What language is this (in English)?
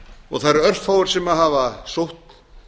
Icelandic